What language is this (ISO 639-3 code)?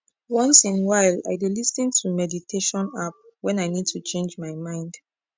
pcm